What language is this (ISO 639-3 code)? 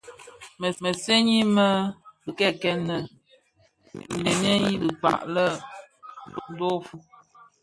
ksf